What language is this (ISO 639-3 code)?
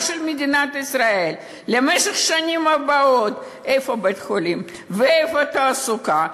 heb